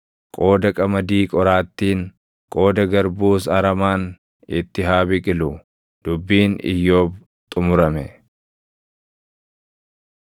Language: Oromo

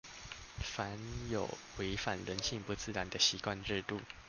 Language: Chinese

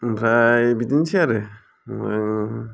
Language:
Bodo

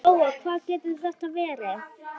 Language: Icelandic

